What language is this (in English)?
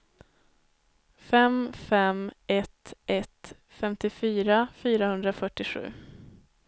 Swedish